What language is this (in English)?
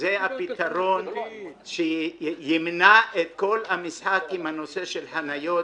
Hebrew